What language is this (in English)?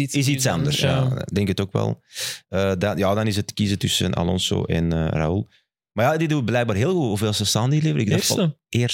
Dutch